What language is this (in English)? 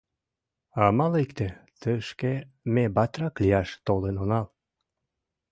Mari